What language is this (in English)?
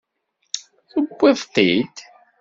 Kabyle